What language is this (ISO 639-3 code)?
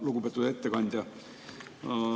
est